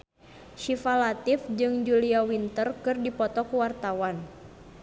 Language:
Sundanese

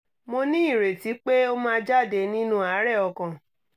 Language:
Yoruba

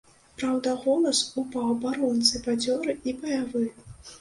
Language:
Belarusian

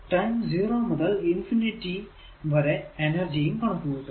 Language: Malayalam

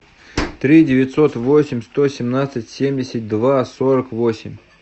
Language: Russian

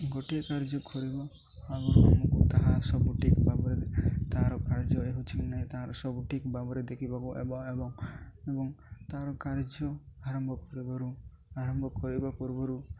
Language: Odia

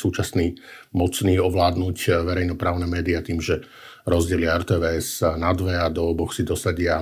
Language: Slovak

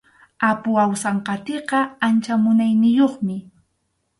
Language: Arequipa-La Unión Quechua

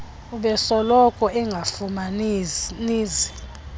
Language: Xhosa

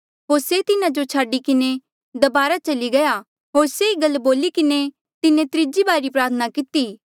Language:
Mandeali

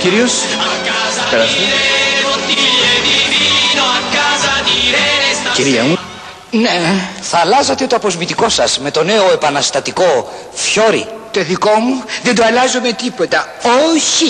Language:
Greek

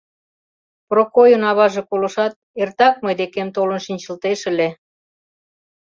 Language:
Mari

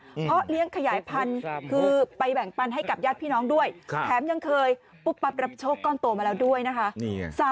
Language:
Thai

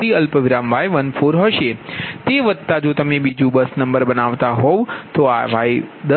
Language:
Gujarati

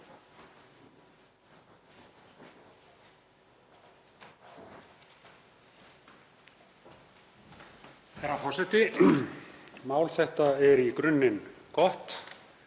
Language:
Icelandic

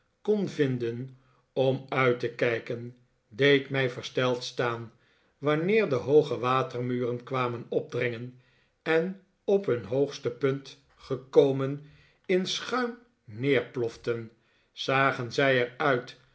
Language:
Dutch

